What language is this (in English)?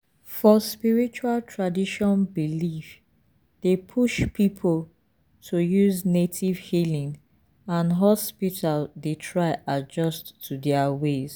Nigerian Pidgin